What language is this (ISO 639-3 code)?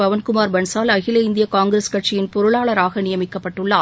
tam